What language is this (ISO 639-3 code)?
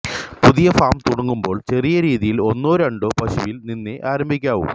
mal